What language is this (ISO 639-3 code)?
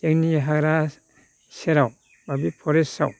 brx